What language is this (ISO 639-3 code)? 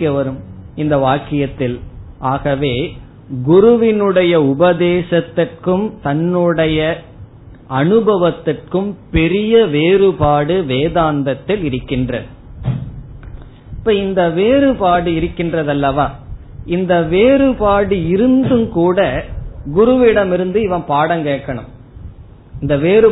tam